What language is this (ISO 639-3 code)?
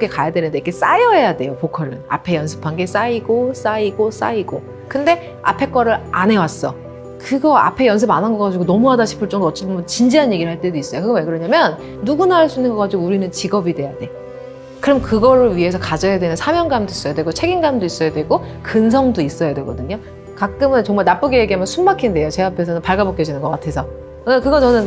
kor